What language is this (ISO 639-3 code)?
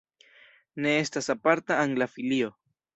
epo